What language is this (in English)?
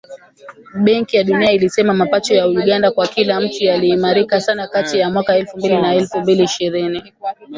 Swahili